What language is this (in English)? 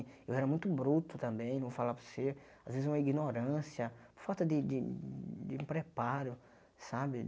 Portuguese